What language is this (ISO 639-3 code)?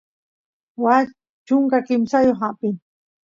qus